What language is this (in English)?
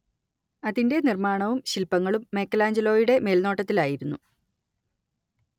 Malayalam